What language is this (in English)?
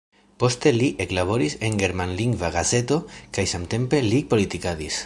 Esperanto